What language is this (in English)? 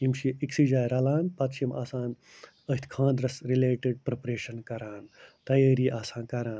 Kashmiri